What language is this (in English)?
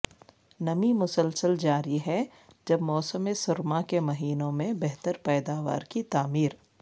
Urdu